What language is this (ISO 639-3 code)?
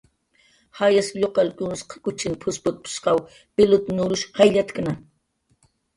jqr